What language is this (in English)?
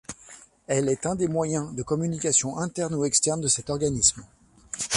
French